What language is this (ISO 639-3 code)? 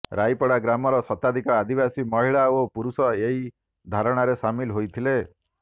ori